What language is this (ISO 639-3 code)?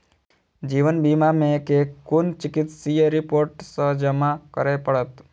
mai